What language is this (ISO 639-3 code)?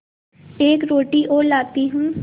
hin